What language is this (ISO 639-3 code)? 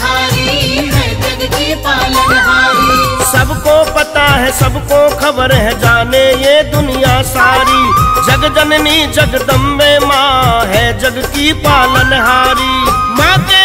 hin